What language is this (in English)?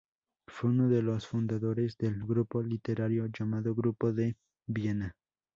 Spanish